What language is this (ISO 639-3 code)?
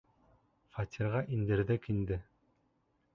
bak